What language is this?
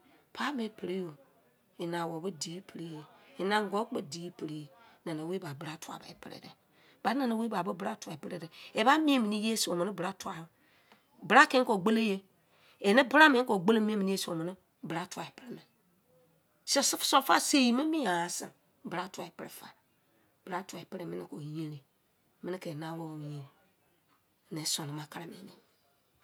Izon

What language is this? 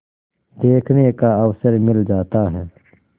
Hindi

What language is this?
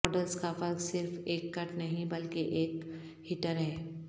Urdu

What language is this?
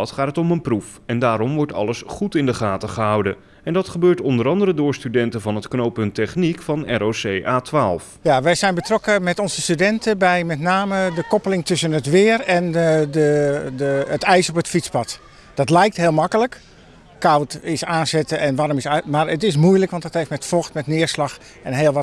Dutch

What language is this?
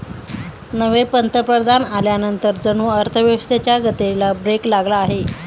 Marathi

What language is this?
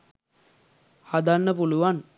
Sinhala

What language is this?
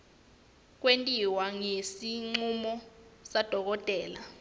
Swati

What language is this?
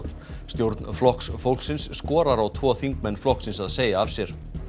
Icelandic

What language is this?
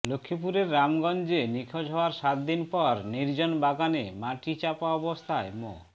Bangla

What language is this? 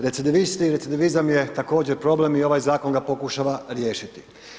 Croatian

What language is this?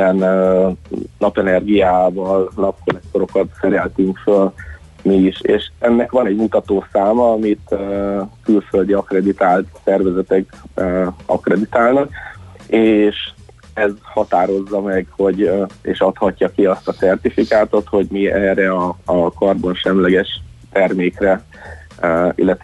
Hungarian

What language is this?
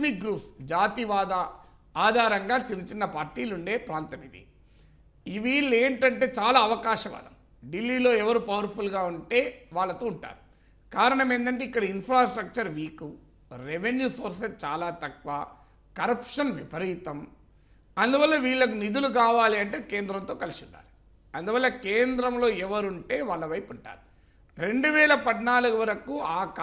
Telugu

